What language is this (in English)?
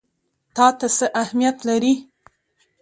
Pashto